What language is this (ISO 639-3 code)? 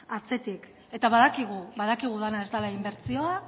eus